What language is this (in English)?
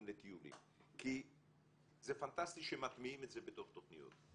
Hebrew